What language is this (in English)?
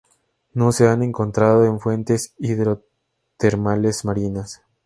Spanish